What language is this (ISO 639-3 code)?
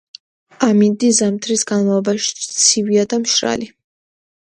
kat